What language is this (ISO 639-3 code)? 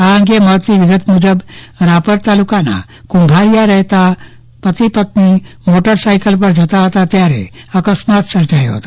guj